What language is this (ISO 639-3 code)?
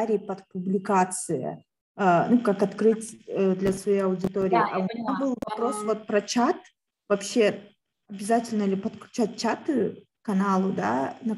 rus